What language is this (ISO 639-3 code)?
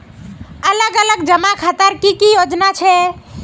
mag